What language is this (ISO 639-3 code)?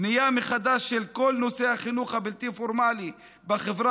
heb